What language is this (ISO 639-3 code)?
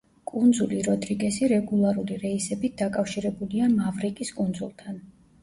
kat